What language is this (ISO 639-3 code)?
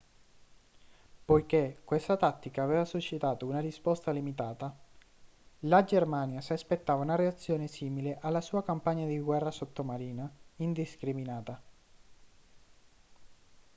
ita